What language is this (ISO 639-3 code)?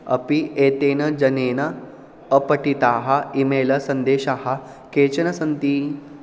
san